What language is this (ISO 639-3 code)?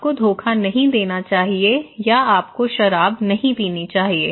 hin